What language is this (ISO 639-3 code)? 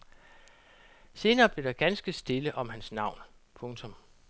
dan